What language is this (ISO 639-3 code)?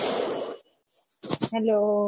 guj